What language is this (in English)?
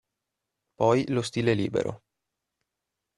Italian